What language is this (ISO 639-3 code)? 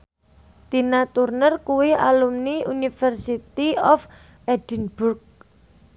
jav